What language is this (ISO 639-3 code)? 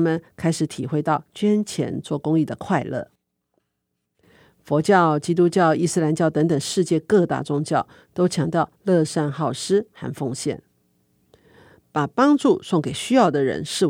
zho